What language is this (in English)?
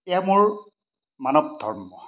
Assamese